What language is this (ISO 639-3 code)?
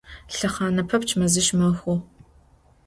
ady